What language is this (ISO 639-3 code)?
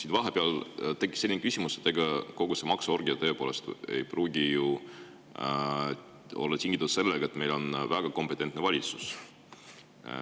est